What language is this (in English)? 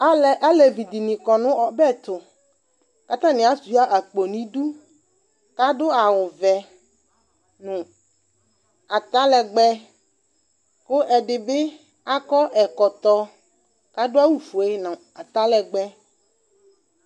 Ikposo